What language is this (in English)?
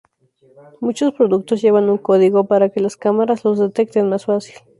Spanish